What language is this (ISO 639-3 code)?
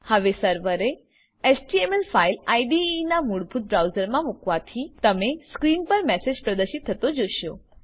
guj